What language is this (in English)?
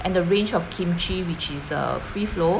English